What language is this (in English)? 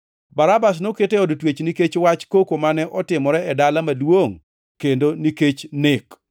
Luo (Kenya and Tanzania)